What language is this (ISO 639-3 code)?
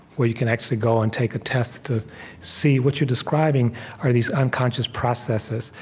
eng